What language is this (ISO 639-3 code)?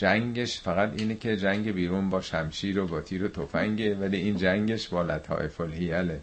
fas